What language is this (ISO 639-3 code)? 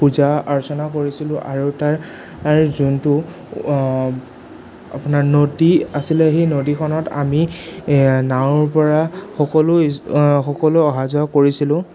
asm